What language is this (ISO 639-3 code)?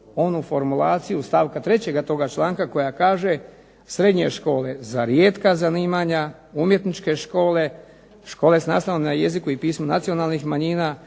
hrv